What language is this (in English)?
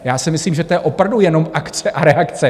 Czech